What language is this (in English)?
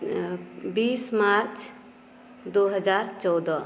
Maithili